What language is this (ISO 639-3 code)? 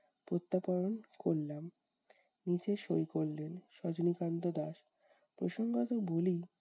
ben